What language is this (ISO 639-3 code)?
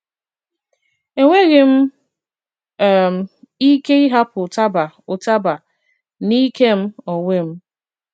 ibo